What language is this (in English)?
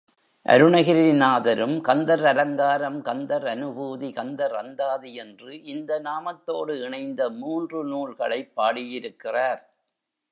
Tamil